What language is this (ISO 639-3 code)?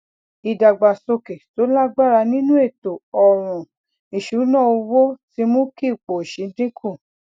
yor